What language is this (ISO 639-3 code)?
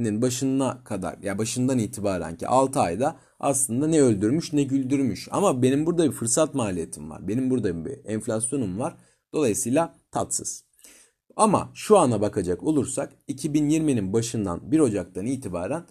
tur